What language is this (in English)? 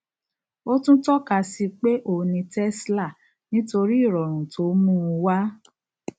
Yoruba